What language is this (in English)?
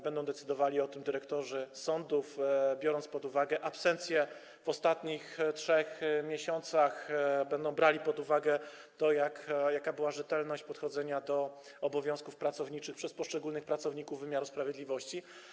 Polish